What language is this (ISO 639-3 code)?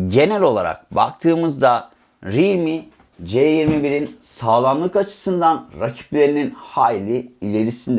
tur